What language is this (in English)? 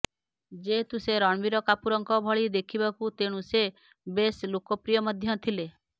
Odia